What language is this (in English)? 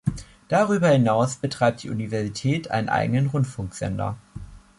German